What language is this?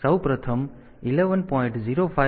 Gujarati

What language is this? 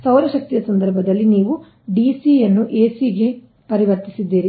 Kannada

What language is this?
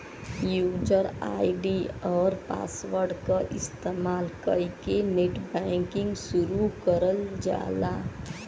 Bhojpuri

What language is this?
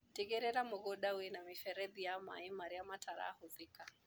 Kikuyu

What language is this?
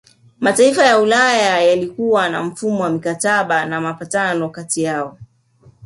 Swahili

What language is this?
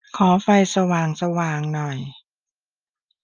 Thai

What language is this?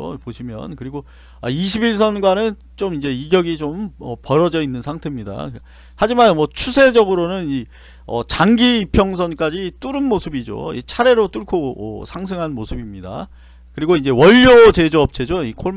Korean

